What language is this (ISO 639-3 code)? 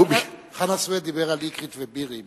heb